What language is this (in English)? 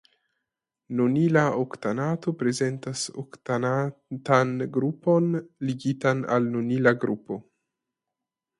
Esperanto